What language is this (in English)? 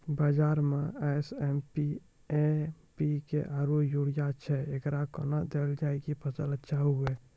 Maithili